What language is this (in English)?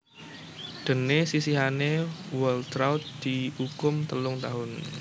Javanese